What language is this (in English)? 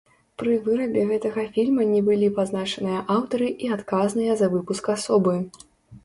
Belarusian